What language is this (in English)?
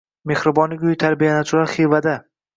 Uzbek